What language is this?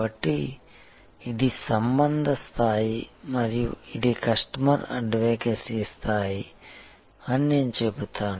Telugu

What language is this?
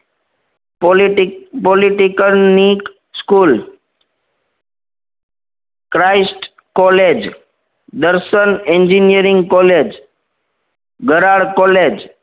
Gujarati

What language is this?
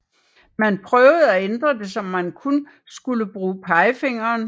Danish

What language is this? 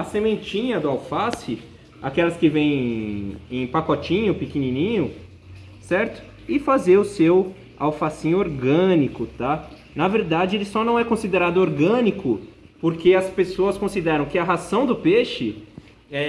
Portuguese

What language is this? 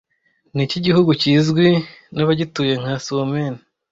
Kinyarwanda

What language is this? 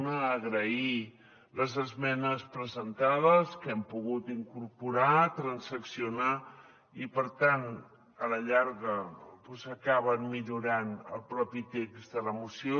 Catalan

